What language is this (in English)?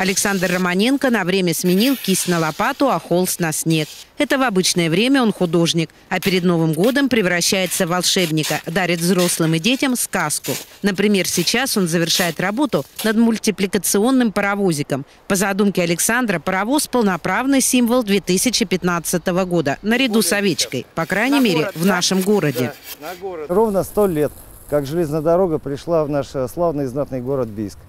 Russian